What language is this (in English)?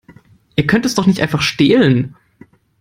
German